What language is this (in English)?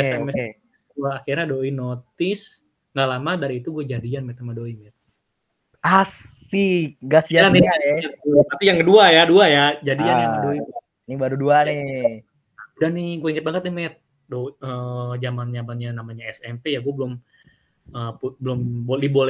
Indonesian